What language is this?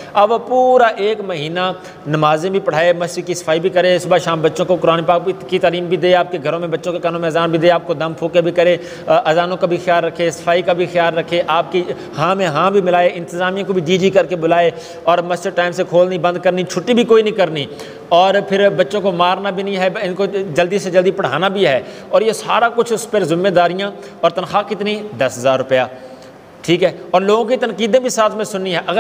Hindi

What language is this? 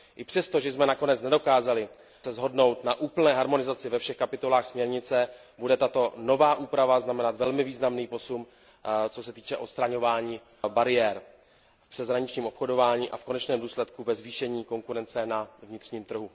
Czech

